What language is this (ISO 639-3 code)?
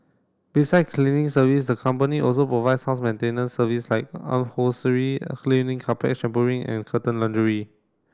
eng